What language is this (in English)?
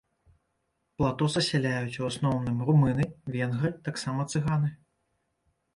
Belarusian